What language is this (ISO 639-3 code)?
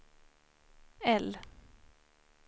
swe